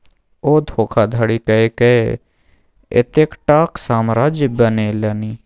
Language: Maithili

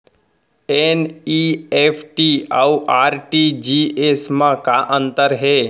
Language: Chhattisgarhi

